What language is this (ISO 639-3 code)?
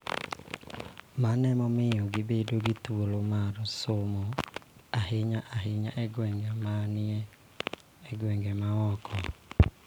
luo